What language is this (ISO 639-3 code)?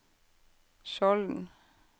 nor